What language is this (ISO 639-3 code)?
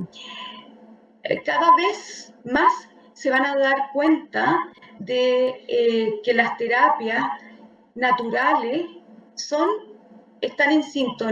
spa